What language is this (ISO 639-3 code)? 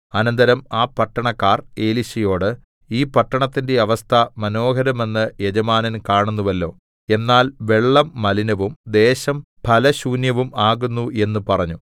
mal